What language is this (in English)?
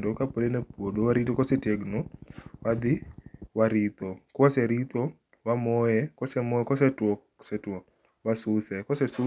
Luo (Kenya and Tanzania)